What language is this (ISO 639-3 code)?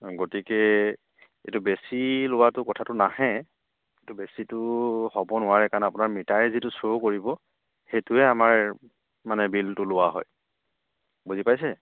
asm